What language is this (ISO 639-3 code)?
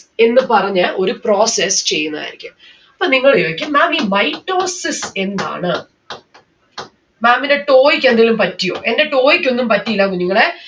mal